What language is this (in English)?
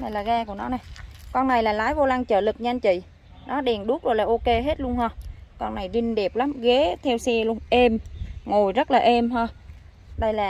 Vietnamese